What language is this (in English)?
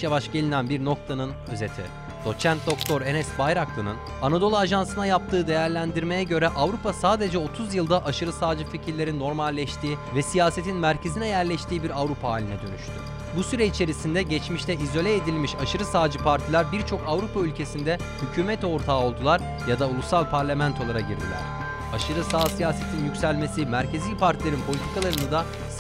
Turkish